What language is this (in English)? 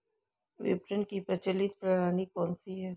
Hindi